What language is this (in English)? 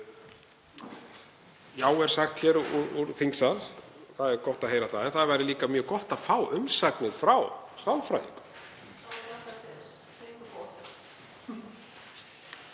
Icelandic